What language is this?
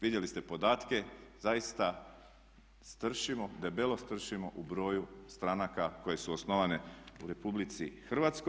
Croatian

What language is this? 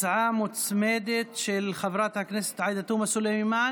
Hebrew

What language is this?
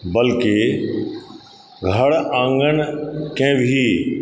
Maithili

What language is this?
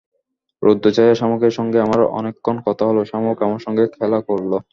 Bangla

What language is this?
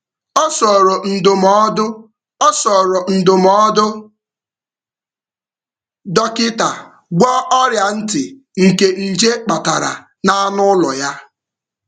Igbo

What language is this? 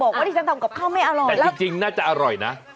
Thai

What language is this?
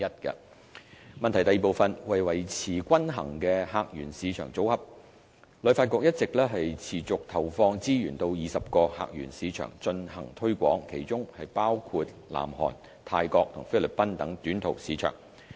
Cantonese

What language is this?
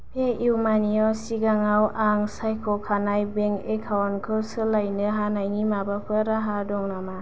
Bodo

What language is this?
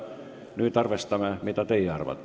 Estonian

